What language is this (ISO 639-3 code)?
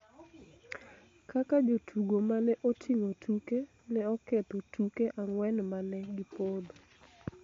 luo